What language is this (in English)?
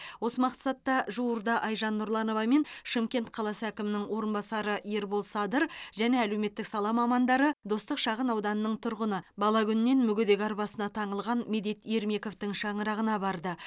Kazakh